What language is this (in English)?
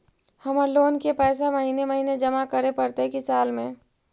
Magahi